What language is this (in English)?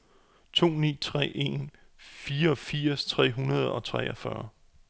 Danish